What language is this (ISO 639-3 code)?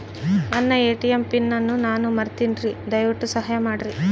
kan